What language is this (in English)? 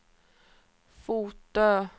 Swedish